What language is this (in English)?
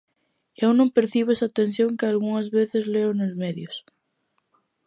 Galician